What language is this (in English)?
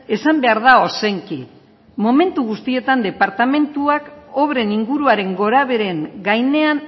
Basque